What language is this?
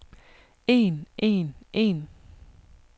Danish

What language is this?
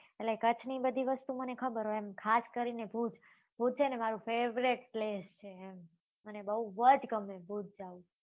Gujarati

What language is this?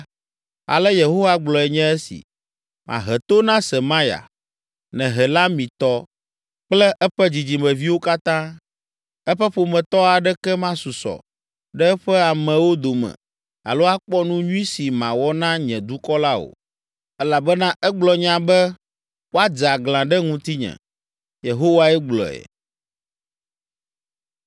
Ewe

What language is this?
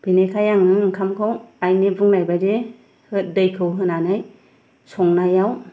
Bodo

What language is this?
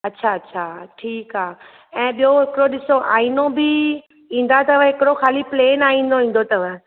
Sindhi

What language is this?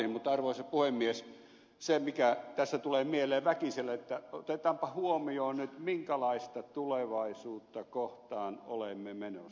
Finnish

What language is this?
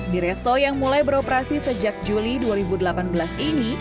Indonesian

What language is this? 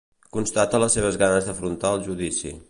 Catalan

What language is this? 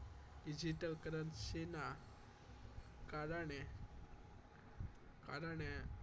Gujarati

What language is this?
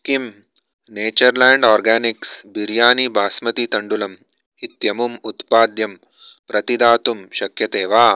Sanskrit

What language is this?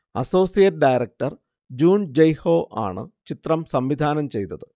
Malayalam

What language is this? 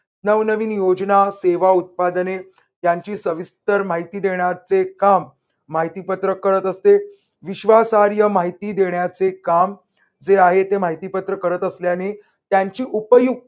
Marathi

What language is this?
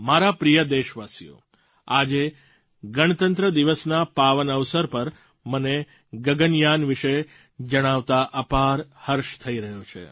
Gujarati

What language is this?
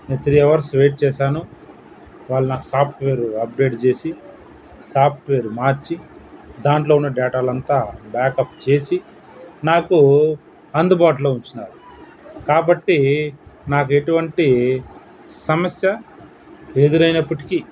Telugu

